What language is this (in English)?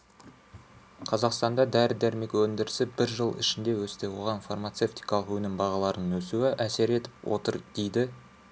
Kazakh